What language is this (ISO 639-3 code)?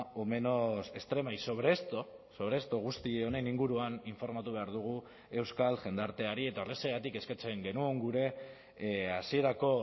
eus